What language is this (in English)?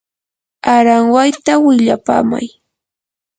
Yanahuanca Pasco Quechua